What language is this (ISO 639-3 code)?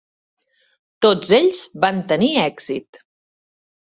cat